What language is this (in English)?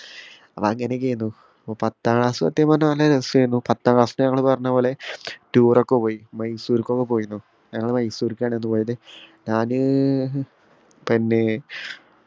Malayalam